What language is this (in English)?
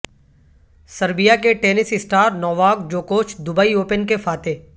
Urdu